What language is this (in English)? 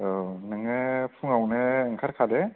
Bodo